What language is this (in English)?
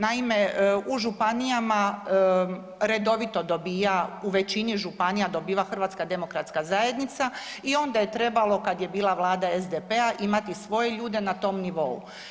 Croatian